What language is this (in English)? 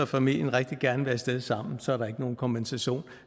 Danish